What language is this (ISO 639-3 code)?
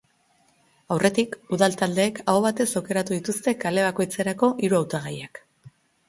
eus